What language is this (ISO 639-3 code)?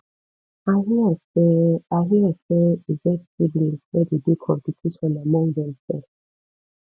pcm